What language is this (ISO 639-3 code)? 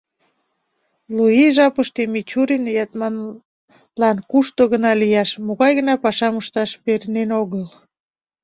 chm